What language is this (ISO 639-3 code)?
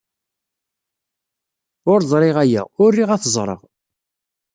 kab